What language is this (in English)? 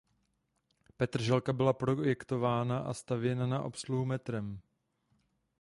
Czech